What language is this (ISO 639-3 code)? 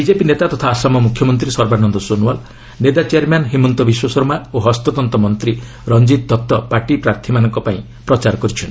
ori